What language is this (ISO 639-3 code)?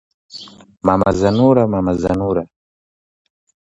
swa